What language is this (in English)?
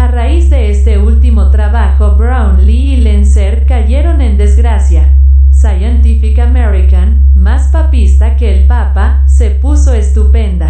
Spanish